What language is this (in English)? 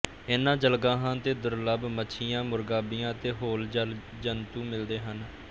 Punjabi